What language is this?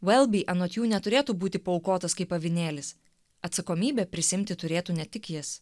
Lithuanian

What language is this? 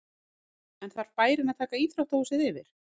Icelandic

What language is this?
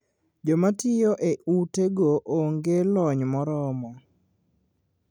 Luo (Kenya and Tanzania)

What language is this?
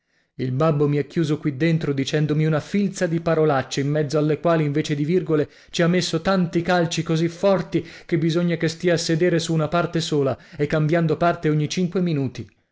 Italian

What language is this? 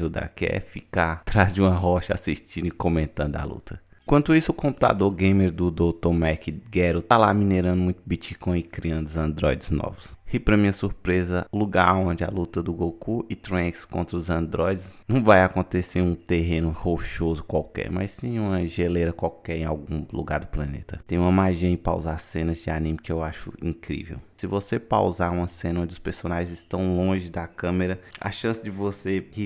Portuguese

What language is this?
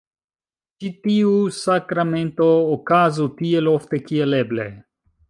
Esperanto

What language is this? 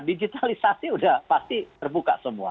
Indonesian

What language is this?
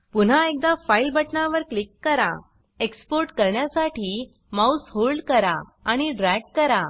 Marathi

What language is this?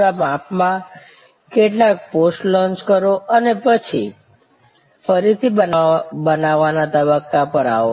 Gujarati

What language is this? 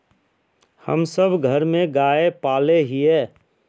Magahi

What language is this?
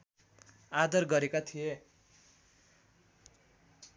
Nepali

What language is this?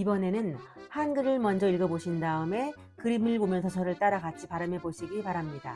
Korean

